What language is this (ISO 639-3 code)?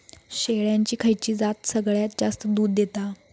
mar